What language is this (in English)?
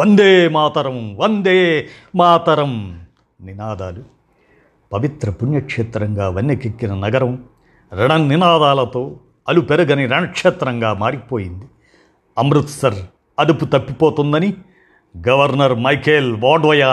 Telugu